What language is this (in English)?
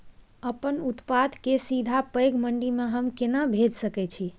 Maithili